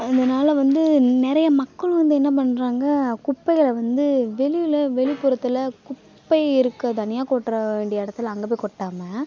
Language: Tamil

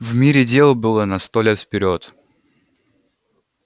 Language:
Russian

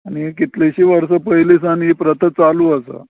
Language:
Konkani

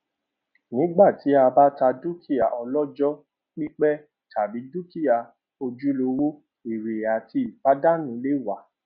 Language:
Yoruba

